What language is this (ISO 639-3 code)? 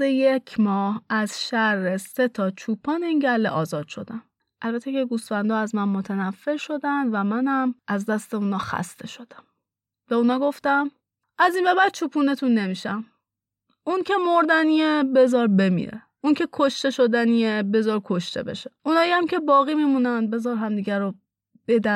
fas